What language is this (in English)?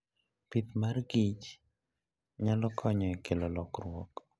Luo (Kenya and Tanzania)